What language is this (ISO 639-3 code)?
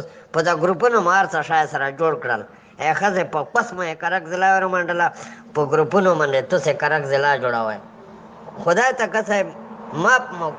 ron